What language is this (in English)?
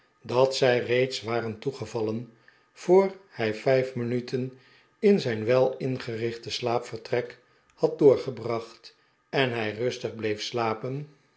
Dutch